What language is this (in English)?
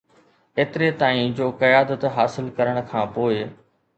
Sindhi